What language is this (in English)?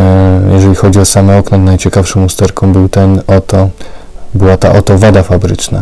Polish